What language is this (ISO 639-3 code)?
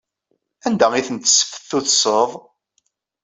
kab